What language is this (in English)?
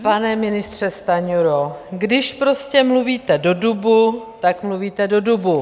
Czech